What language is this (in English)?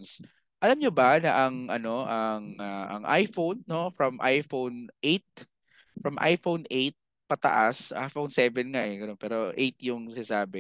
Filipino